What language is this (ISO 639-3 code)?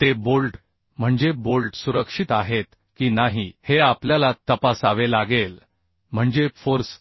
mar